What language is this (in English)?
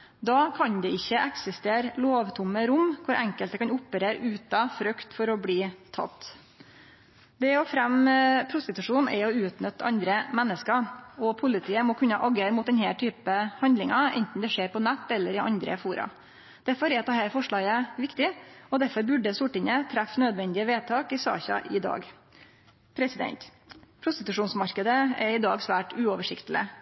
Norwegian Nynorsk